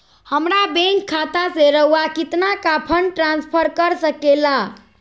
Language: Magahi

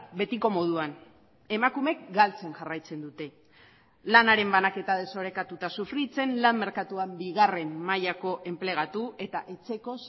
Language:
Basque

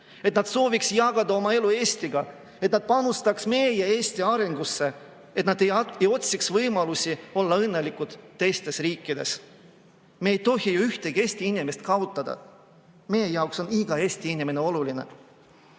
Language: Estonian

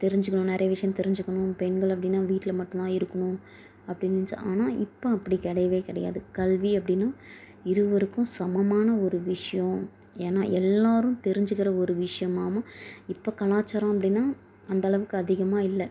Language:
Tamil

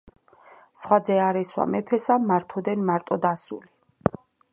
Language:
Georgian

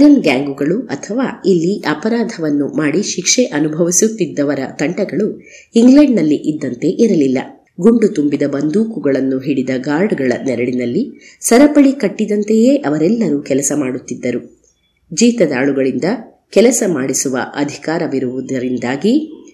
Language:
Kannada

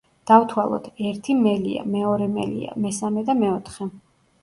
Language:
Georgian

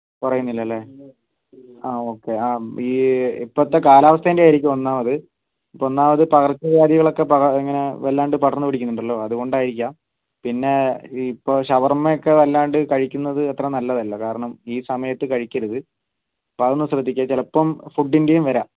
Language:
Malayalam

